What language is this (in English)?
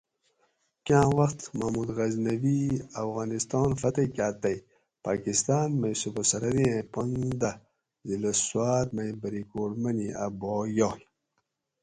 Gawri